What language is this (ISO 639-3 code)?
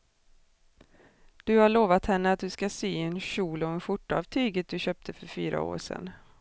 swe